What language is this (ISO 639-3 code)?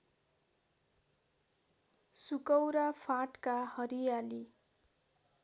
nep